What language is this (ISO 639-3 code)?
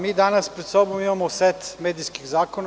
srp